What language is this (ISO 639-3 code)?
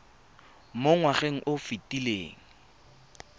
tsn